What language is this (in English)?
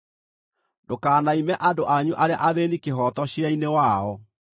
Kikuyu